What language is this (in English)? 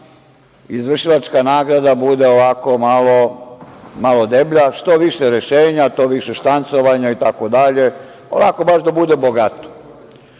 Serbian